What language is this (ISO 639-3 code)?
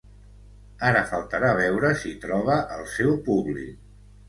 cat